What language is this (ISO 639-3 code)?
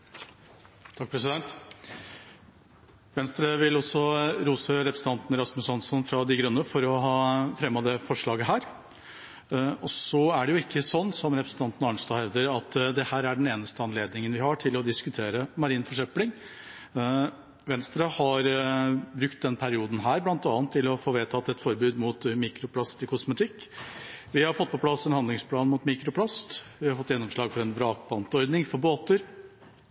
nob